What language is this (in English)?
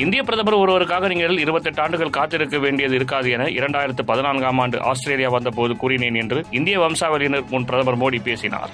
Tamil